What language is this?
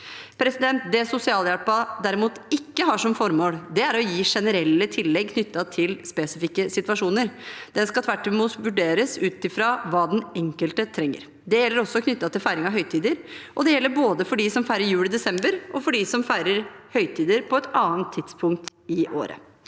Norwegian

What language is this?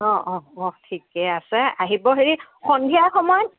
Assamese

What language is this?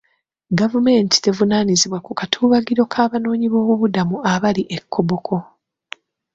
Ganda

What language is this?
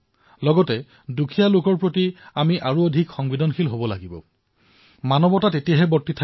Assamese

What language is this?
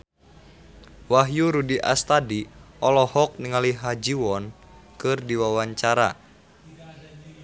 Sundanese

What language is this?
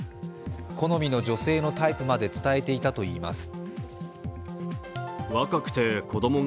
Japanese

